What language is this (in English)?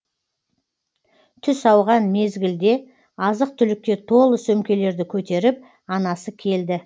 Kazakh